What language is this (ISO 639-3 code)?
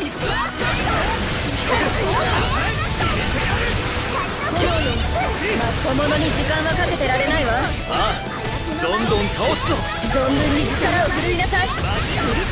jpn